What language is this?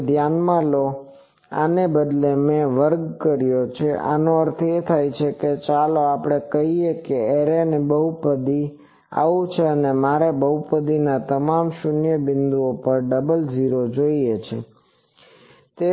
Gujarati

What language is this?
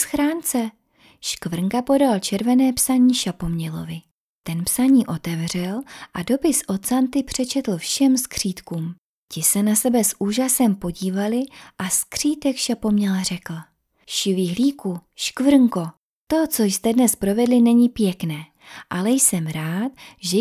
Czech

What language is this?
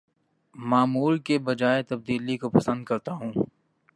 Urdu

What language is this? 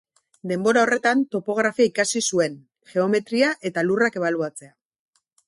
Basque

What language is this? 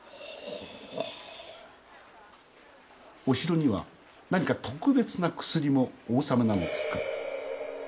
Japanese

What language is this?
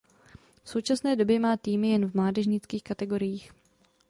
Czech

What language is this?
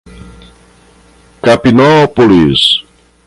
Portuguese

